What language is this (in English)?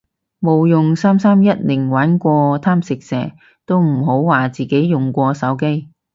Cantonese